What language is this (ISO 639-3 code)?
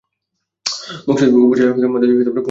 ben